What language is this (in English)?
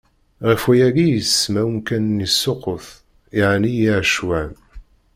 Kabyle